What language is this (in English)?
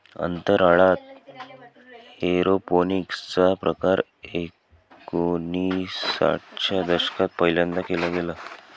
Marathi